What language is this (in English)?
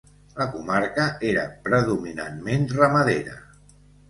Catalan